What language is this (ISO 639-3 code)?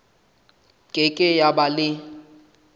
sot